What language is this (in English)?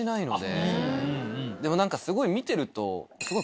Japanese